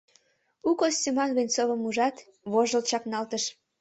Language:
Mari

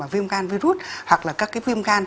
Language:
Vietnamese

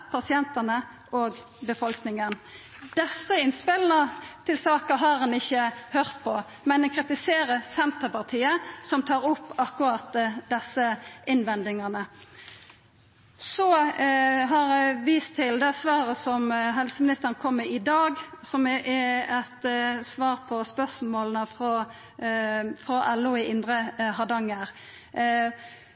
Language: Norwegian Nynorsk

